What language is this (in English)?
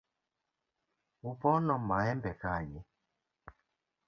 Luo (Kenya and Tanzania)